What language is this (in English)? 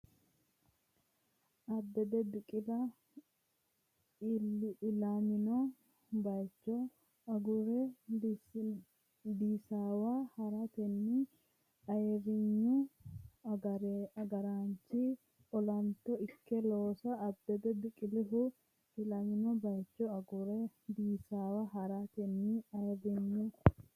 Sidamo